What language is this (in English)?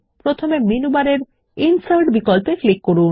Bangla